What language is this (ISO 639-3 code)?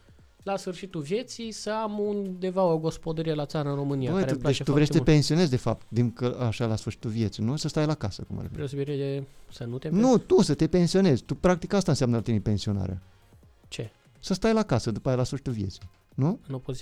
ron